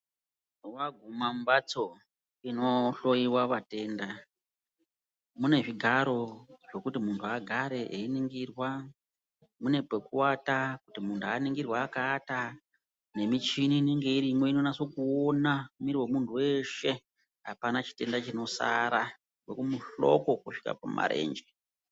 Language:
Ndau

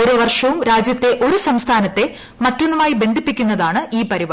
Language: Malayalam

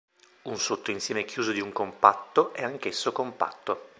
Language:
Italian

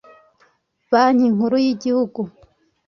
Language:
Kinyarwanda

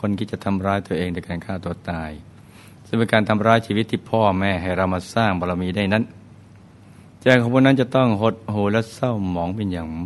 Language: Thai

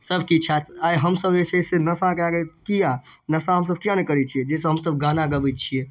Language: Maithili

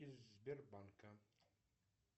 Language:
Russian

